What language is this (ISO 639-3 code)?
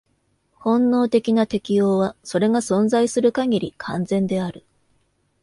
jpn